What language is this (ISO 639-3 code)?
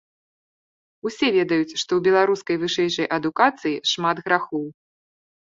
bel